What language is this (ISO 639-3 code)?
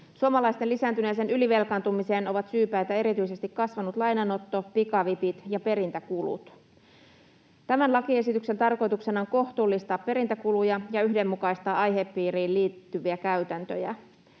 fin